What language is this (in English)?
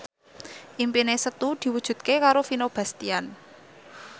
Javanese